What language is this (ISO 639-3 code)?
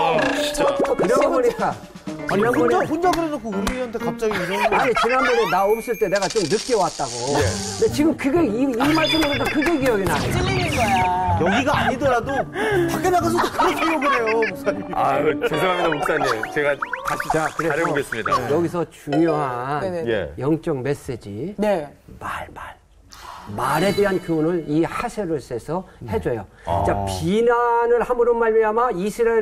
kor